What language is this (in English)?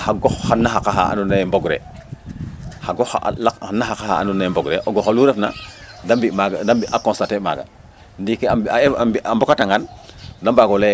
Serer